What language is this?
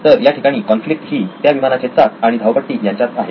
Marathi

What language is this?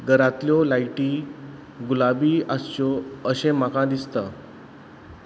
Konkani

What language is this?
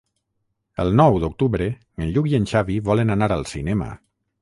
Catalan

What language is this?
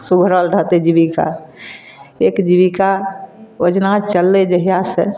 Maithili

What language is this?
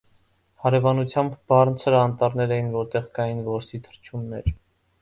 Armenian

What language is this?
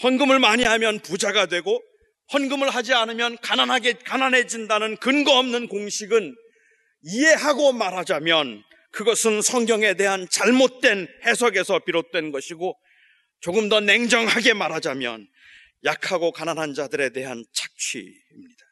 Korean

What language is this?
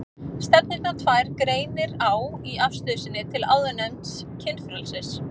Icelandic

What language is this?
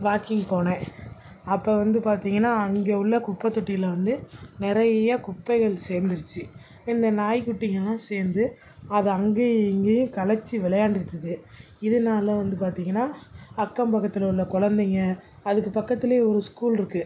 Tamil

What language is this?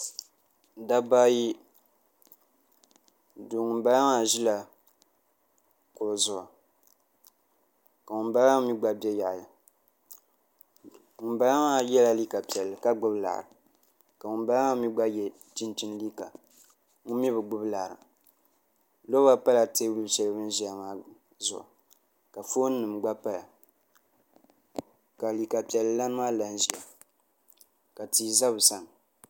Dagbani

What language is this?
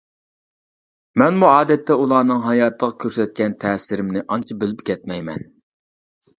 Uyghur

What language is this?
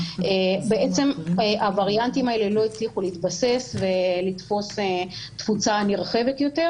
Hebrew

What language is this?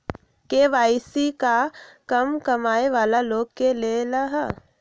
Magahi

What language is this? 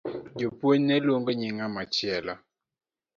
Luo (Kenya and Tanzania)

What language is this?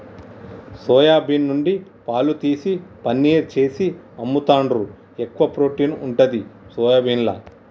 Telugu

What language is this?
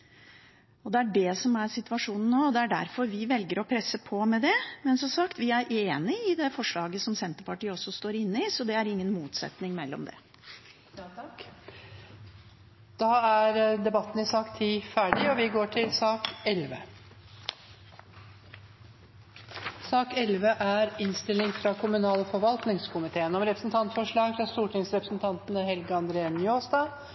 Norwegian Bokmål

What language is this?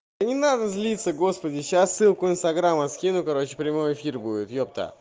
Russian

